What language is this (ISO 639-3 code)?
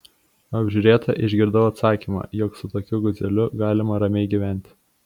lit